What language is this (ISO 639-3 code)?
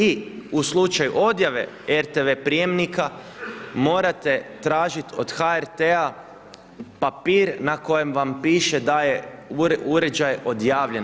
hrv